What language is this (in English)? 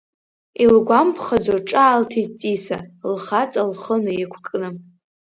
Abkhazian